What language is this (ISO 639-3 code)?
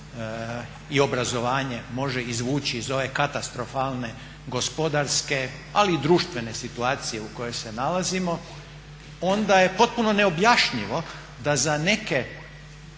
hrv